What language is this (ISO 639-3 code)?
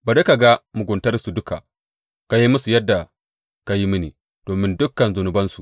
hau